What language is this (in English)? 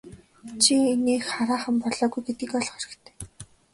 Mongolian